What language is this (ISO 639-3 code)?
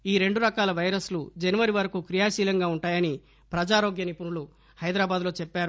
tel